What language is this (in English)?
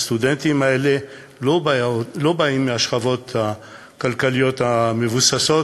Hebrew